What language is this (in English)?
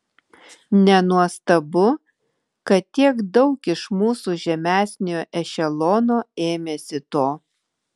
Lithuanian